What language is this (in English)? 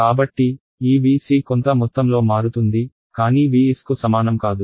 Telugu